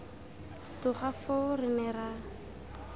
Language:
Tswana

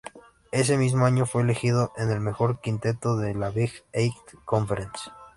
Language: Spanish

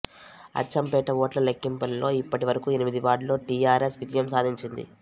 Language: Telugu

